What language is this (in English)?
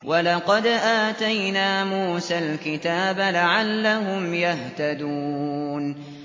Arabic